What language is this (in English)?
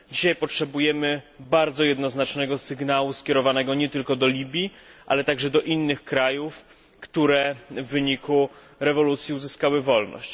Polish